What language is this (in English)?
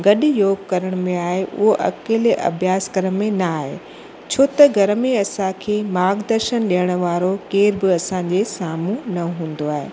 Sindhi